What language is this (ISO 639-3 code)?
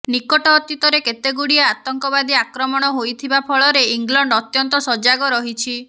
ori